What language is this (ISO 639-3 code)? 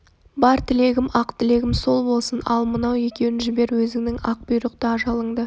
kaz